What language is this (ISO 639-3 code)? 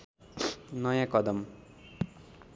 nep